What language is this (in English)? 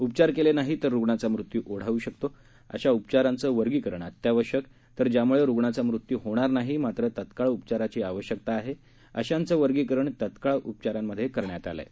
Marathi